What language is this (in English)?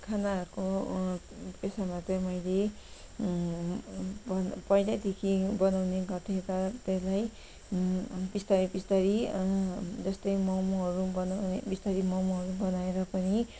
Nepali